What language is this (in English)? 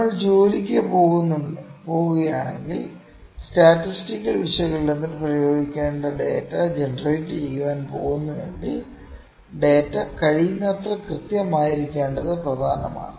Malayalam